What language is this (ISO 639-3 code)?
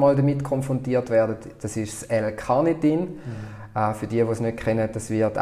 deu